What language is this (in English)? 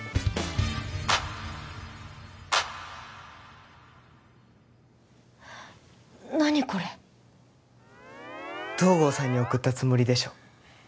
Japanese